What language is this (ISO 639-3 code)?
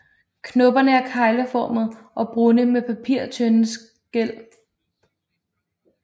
dan